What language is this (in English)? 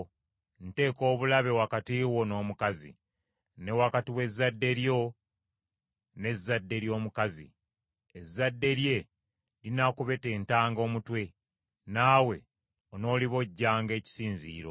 Ganda